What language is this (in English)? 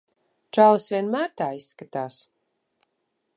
Latvian